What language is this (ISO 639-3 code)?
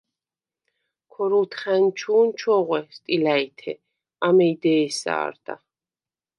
sva